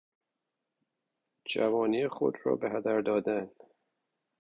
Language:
Persian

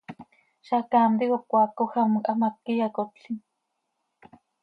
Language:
Seri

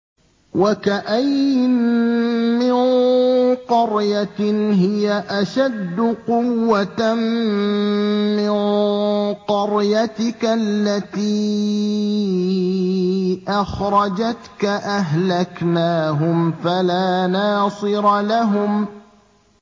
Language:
Arabic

